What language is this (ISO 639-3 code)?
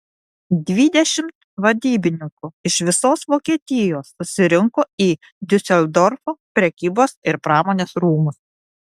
lit